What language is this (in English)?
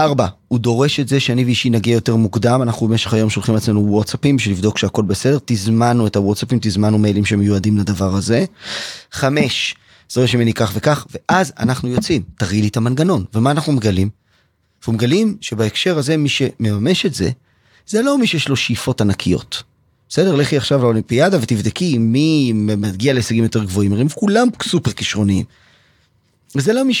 Hebrew